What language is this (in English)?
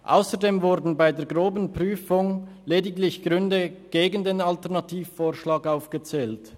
Swiss German